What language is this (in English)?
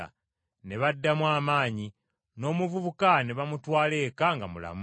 Ganda